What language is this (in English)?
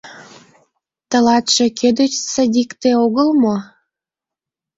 Mari